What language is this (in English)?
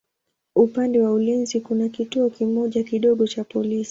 Swahili